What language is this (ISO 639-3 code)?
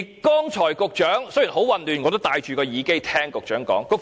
yue